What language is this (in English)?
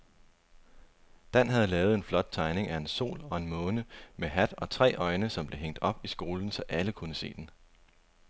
Danish